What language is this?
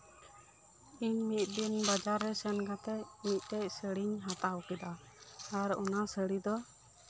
Santali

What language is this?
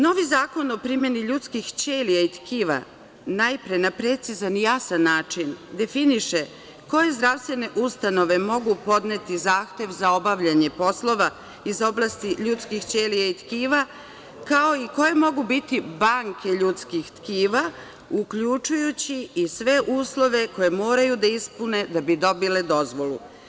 Serbian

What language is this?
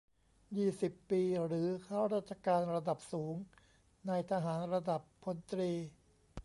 Thai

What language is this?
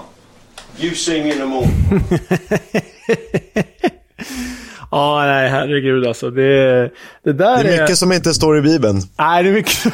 Swedish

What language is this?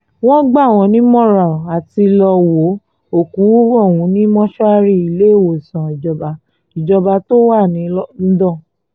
Yoruba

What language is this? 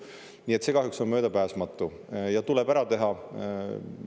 Estonian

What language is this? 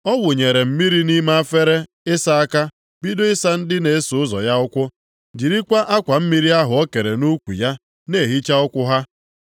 Igbo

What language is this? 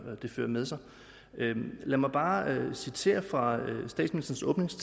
Danish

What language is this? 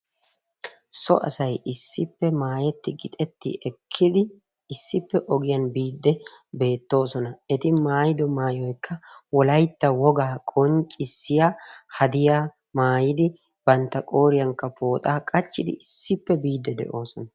Wolaytta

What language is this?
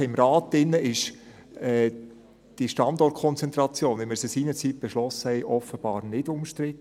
Swiss German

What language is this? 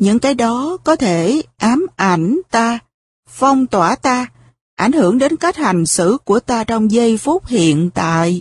Vietnamese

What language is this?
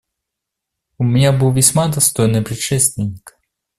Russian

